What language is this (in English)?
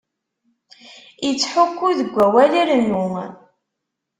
Kabyle